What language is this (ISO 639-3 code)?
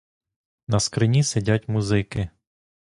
ukr